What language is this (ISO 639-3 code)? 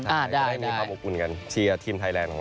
tha